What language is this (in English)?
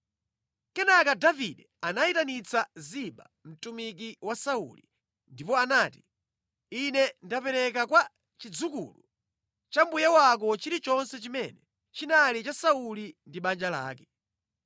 Nyanja